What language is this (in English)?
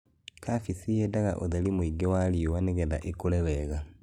Kikuyu